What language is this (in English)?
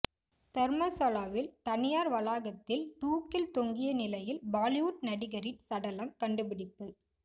Tamil